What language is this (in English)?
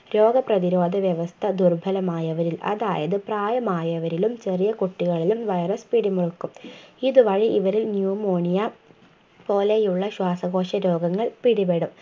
Malayalam